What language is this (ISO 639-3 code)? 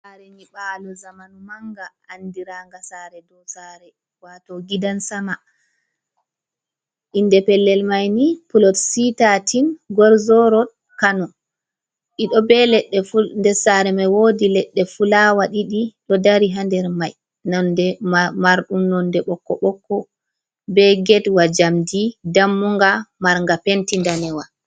ful